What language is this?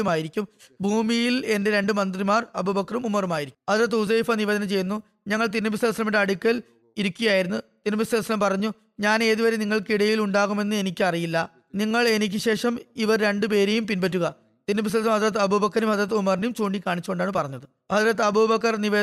Malayalam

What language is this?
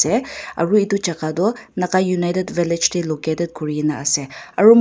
Naga Pidgin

